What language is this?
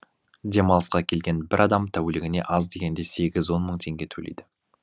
Kazakh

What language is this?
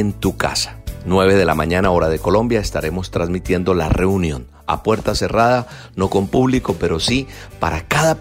Spanish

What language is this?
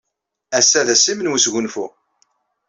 Kabyle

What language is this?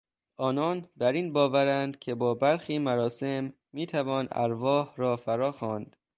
Persian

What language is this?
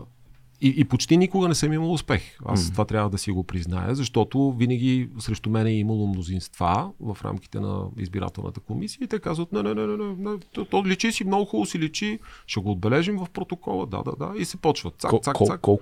Bulgarian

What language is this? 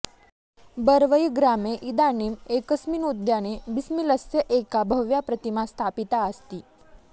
Sanskrit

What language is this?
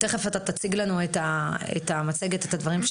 Hebrew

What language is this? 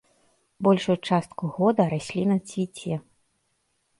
Belarusian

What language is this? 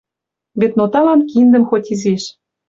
Western Mari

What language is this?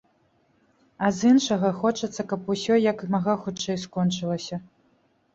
Belarusian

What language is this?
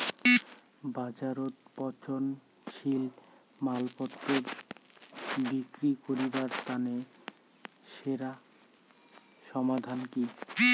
Bangla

